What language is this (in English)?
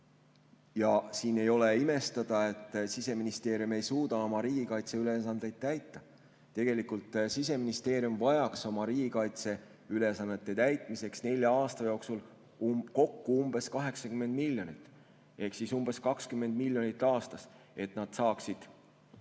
Estonian